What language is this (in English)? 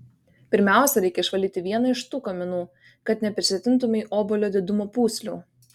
Lithuanian